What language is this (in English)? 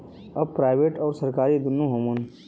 Bhojpuri